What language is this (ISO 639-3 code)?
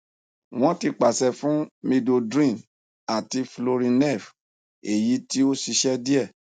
yor